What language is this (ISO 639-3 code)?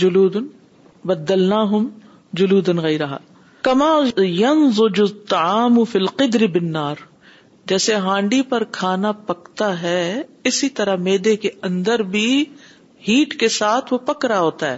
urd